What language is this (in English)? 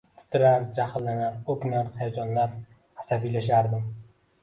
Uzbek